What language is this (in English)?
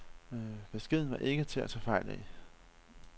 Danish